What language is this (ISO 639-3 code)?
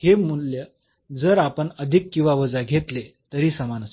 mar